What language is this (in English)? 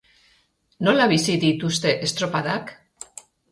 Basque